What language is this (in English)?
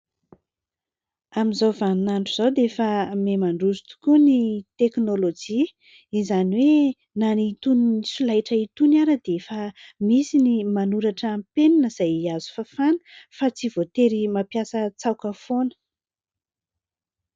Malagasy